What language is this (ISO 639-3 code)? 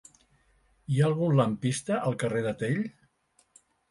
cat